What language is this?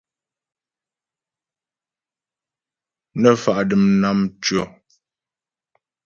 Ghomala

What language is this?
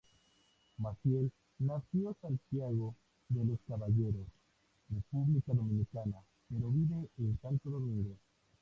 Spanish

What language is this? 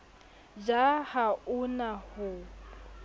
Southern Sotho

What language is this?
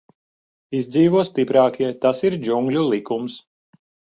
Latvian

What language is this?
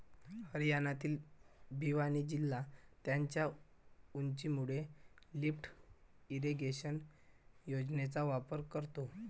Marathi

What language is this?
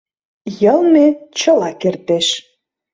Mari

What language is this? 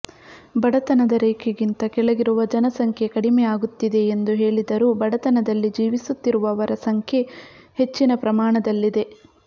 Kannada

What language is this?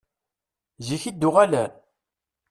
Kabyle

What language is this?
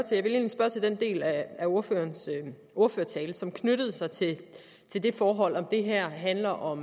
Danish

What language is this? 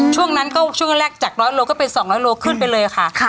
Thai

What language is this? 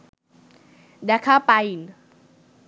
Bangla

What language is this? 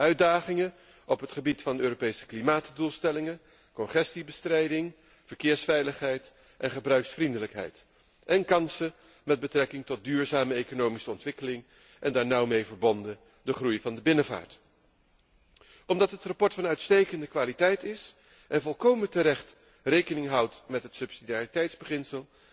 Dutch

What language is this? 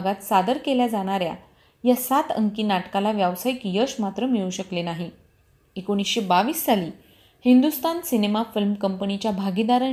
Marathi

